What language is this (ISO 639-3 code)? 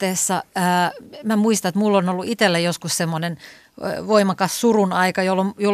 fin